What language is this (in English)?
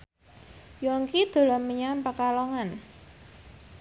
Javanese